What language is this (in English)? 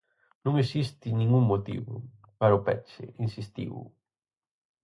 Galician